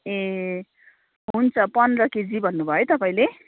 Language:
Nepali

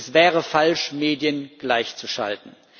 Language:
German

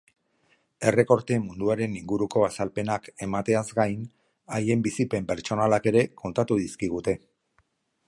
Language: Basque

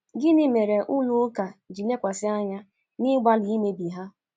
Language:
Igbo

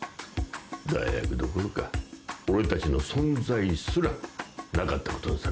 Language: Japanese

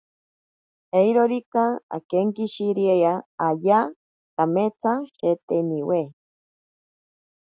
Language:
Ashéninka Perené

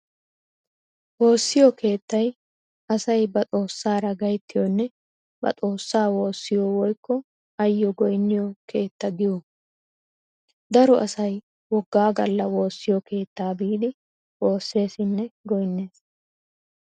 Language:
Wolaytta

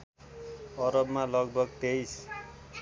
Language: Nepali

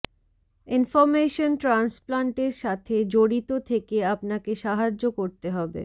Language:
Bangla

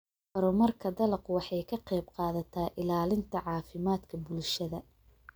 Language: Somali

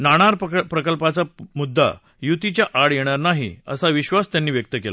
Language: Marathi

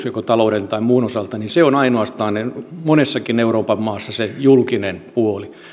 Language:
Finnish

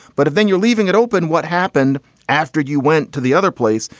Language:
English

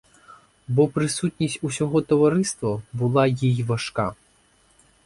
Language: Ukrainian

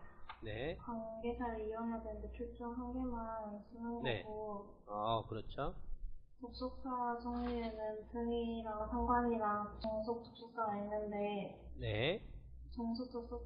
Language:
Korean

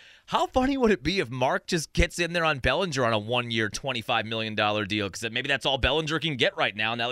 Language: English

